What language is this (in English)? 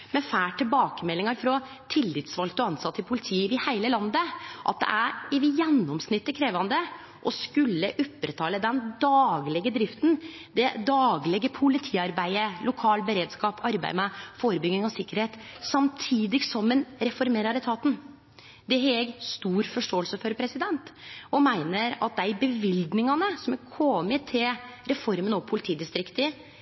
Norwegian Nynorsk